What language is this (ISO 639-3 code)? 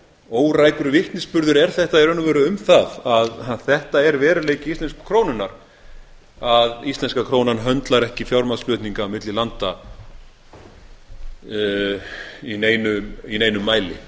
isl